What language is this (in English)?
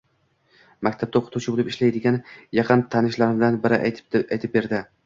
Uzbek